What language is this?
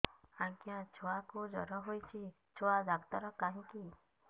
Odia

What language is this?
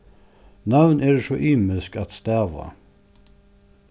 Faroese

